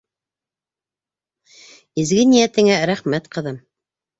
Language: Bashkir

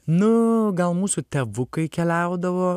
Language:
Lithuanian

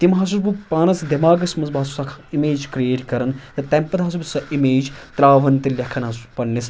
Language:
Kashmiri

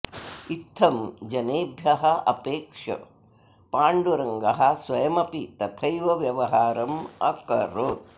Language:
Sanskrit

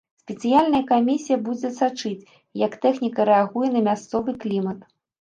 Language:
Belarusian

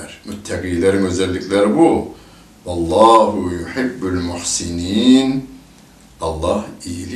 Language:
Turkish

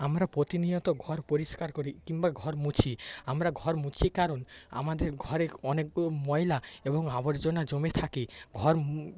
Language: Bangla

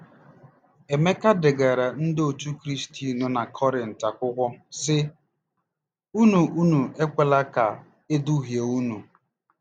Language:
Igbo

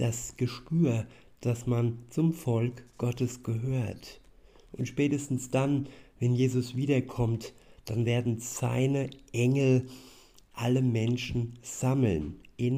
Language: German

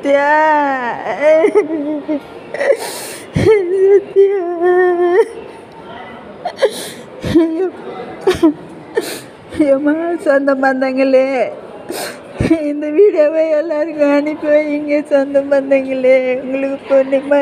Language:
Arabic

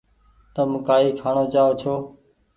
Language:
Goaria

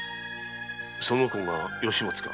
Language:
Japanese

